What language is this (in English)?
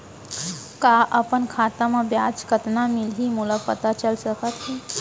Chhattisgarhi